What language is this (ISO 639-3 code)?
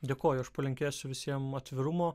lit